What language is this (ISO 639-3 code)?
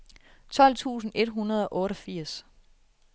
dan